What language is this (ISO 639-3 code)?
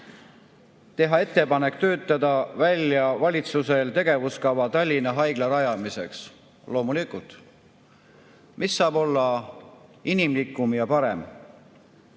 est